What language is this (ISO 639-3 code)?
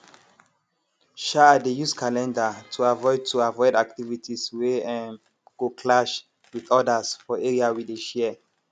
pcm